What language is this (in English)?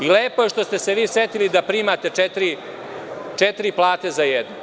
Serbian